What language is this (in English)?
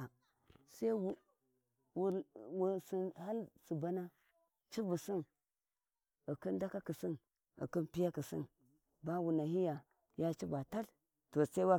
Warji